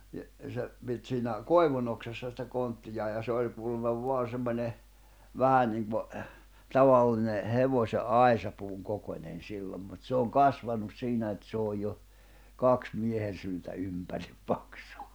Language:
Finnish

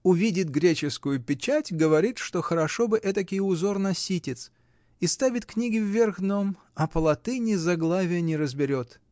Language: Russian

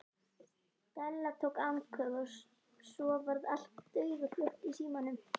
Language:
Icelandic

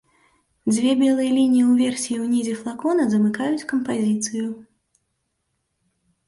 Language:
Belarusian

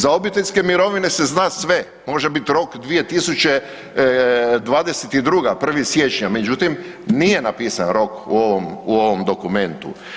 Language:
Croatian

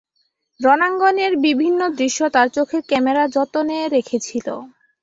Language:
Bangla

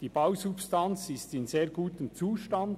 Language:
Swiss German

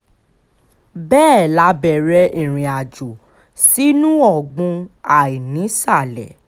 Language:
Yoruba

